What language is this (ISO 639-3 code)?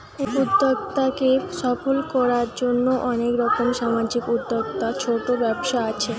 ben